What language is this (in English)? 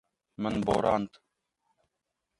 Kurdish